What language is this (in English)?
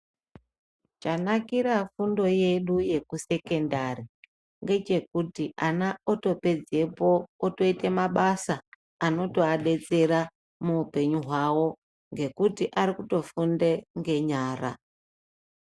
Ndau